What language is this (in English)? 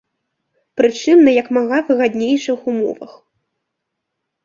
Belarusian